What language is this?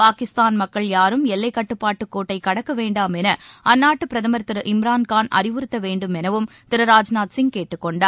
Tamil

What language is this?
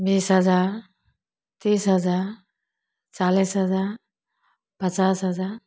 Maithili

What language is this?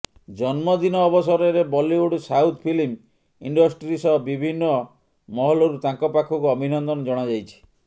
Odia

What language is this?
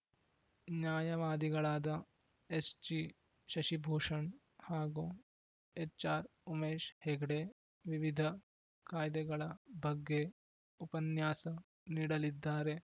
Kannada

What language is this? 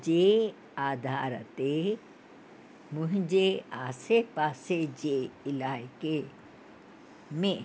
Sindhi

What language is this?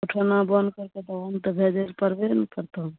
Maithili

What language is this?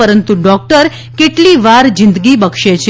Gujarati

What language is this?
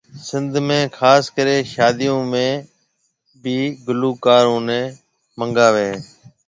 Marwari (Pakistan)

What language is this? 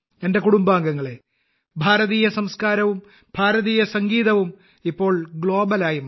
Malayalam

